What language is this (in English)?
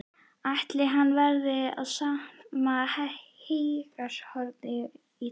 Icelandic